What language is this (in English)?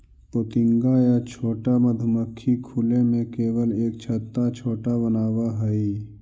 Magahi